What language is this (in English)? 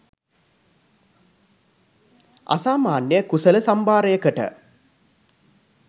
Sinhala